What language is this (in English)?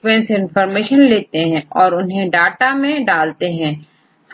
Hindi